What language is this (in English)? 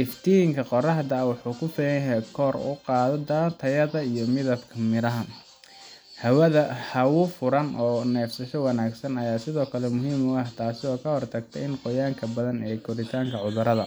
Somali